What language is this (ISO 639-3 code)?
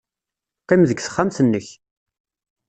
kab